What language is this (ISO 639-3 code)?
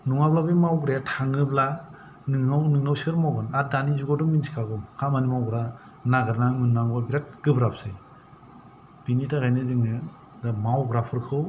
brx